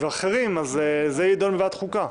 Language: Hebrew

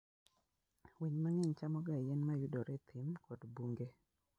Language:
Luo (Kenya and Tanzania)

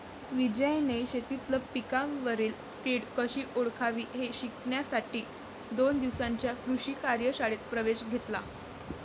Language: Marathi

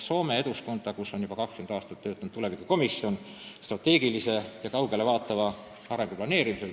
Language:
Estonian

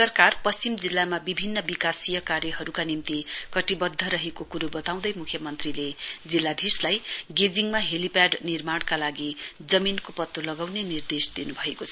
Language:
Nepali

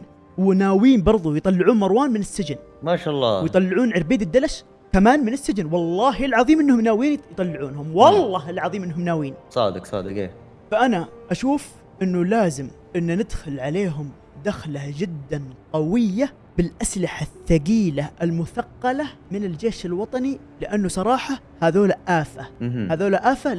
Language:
Arabic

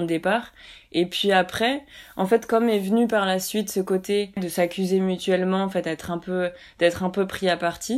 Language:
French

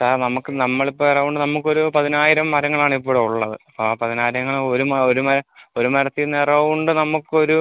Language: Malayalam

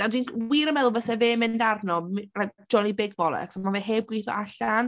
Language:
Welsh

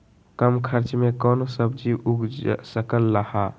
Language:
Magahi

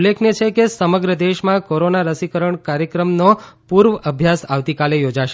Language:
Gujarati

